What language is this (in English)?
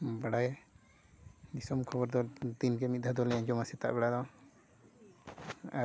Santali